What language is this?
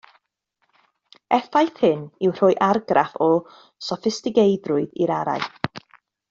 Welsh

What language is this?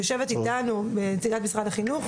Hebrew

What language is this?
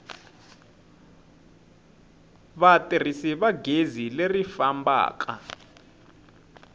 Tsonga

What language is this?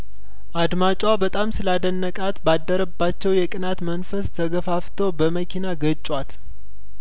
Amharic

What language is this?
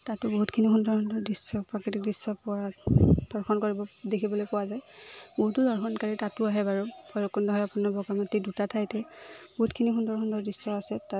Assamese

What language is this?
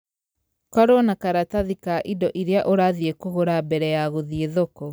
Kikuyu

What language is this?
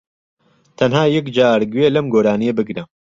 Central Kurdish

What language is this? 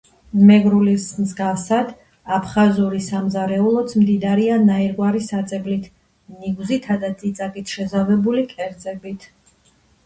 Georgian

